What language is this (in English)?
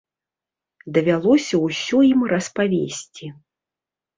Belarusian